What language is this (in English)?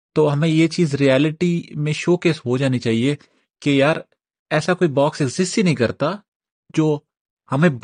Urdu